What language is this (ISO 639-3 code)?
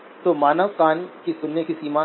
hin